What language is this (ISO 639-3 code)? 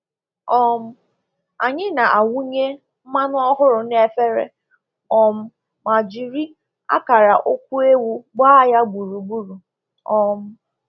ibo